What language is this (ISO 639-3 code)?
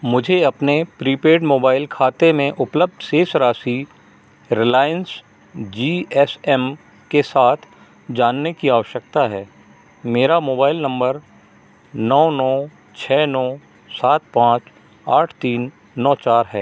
hin